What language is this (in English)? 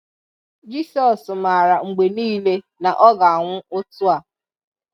Igbo